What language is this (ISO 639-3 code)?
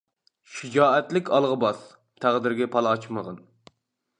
uig